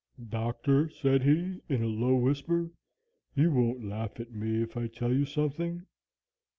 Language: English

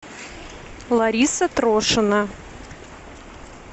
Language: Russian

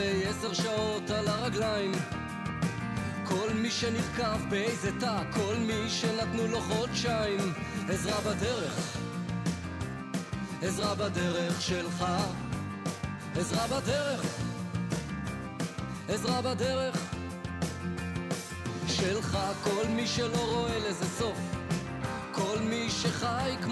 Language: Hebrew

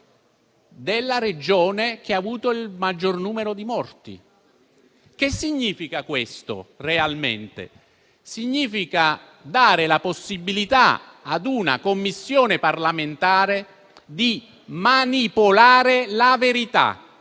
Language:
Italian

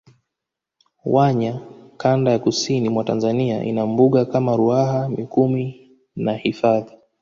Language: Swahili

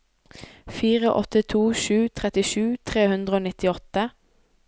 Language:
Norwegian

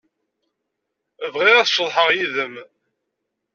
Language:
Kabyle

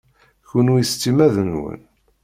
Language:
Kabyle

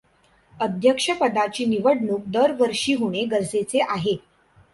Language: Marathi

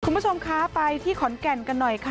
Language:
Thai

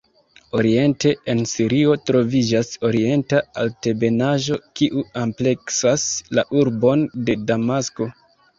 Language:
Esperanto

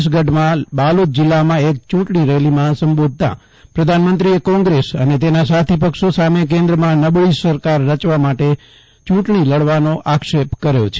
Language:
Gujarati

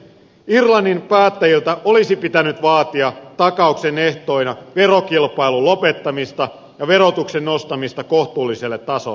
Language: Finnish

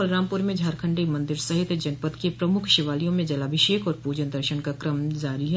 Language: Hindi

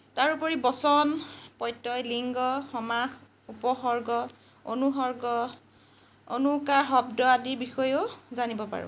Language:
Assamese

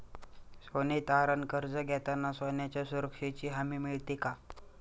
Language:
Marathi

